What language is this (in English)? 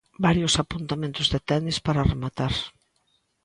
Galician